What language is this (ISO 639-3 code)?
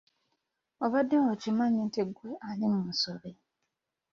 lug